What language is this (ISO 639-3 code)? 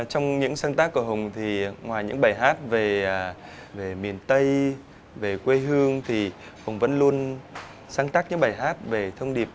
vie